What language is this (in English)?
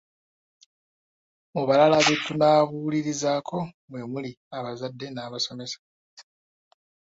Ganda